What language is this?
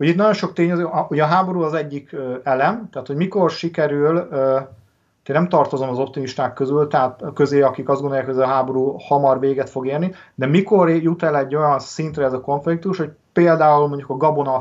Hungarian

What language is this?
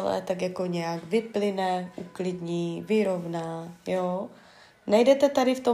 Czech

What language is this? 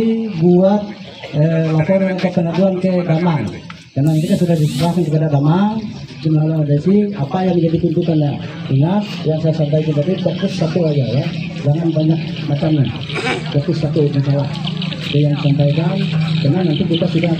Indonesian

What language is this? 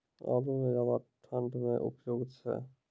Maithili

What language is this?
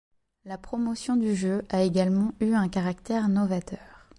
French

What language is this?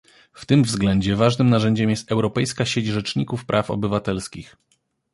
Polish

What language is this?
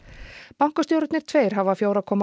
Icelandic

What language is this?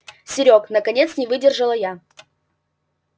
Russian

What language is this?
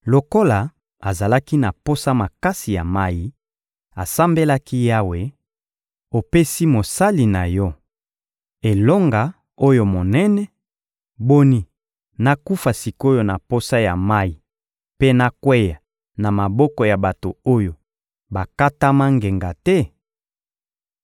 Lingala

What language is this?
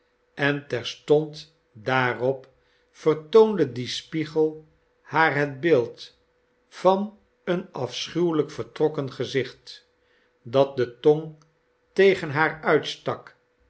Dutch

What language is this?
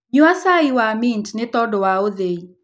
Kikuyu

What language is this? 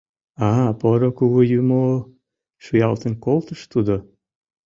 Mari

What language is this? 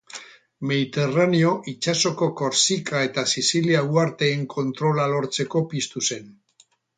Basque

